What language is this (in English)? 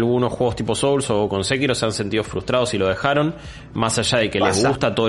Spanish